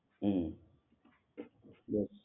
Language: Gujarati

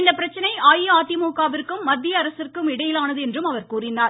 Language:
Tamil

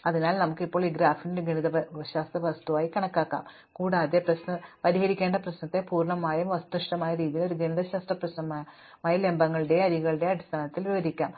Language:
Malayalam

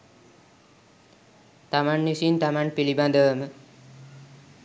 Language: Sinhala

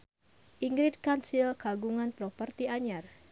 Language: Sundanese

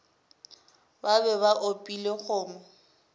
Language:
Northern Sotho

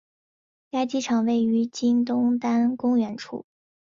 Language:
Chinese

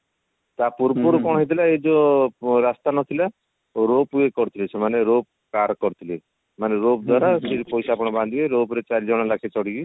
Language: Odia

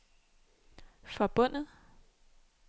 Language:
Danish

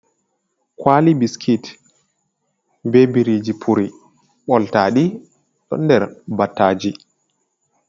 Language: Fula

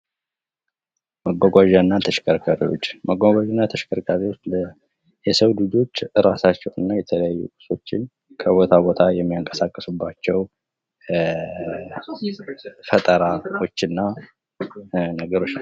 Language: Amharic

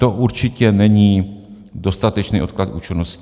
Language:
Czech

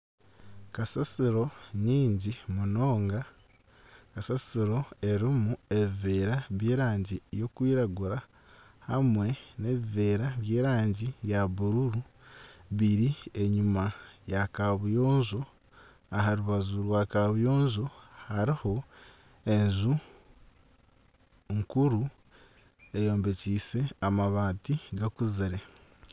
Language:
Nyankole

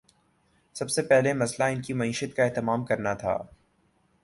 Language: Urdu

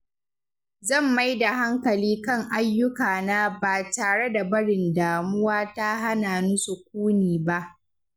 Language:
Hausa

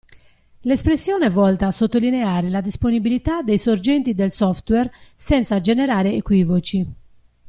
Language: Italian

